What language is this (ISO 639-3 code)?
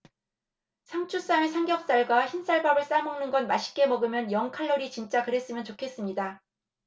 kor